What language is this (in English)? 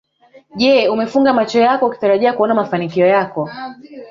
Swahili